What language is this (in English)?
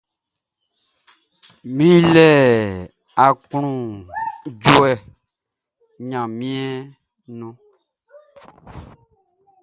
Baoulé